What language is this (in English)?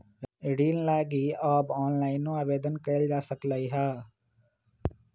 Magahi